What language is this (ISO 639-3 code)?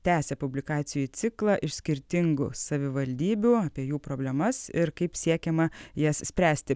lit